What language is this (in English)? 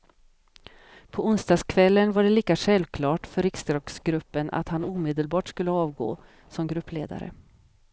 Swedish